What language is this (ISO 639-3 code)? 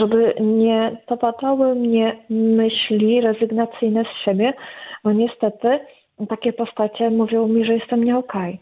pol